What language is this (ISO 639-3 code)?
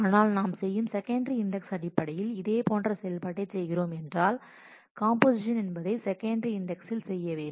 tam